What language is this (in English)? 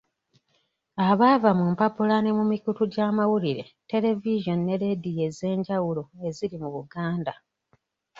Ganda